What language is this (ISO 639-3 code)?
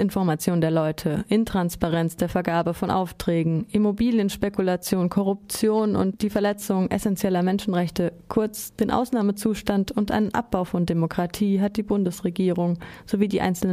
deu